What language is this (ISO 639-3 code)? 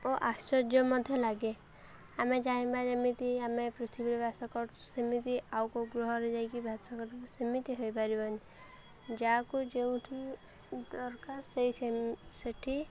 ori